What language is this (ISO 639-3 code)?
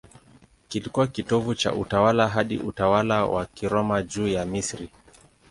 swa